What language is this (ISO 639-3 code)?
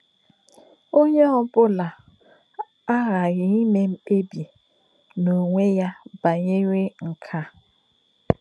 ibo